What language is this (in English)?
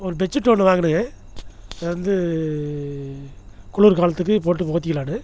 Tamil